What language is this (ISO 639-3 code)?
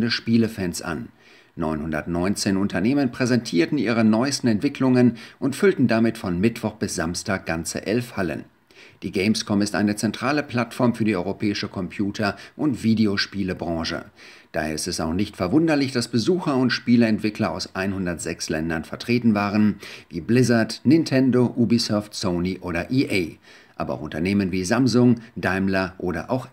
deu